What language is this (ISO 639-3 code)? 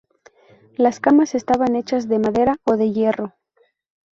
spa